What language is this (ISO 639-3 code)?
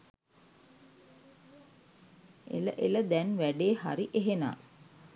sin